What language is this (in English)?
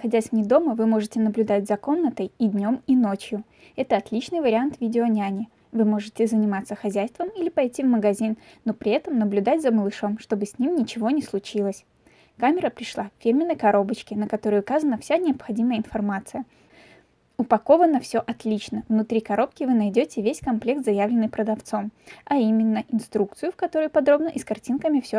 Russian